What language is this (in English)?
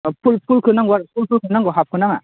Bodo